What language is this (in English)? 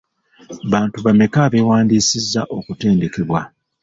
Ganda